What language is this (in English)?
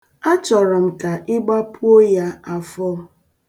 Igbo